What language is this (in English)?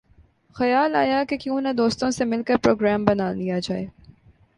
Urdu